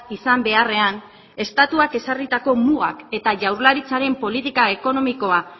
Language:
Basque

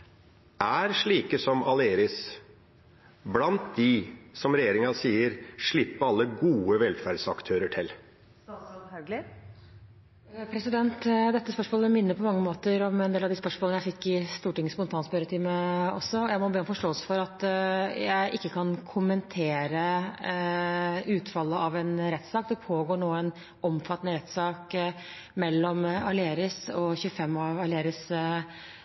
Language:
Norwegian Bokmål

